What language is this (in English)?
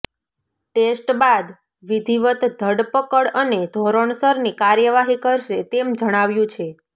Gujarati